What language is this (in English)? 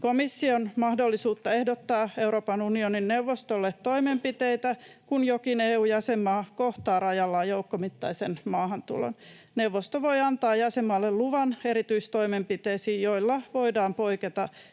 Finnish